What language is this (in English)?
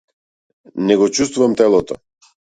Macedonian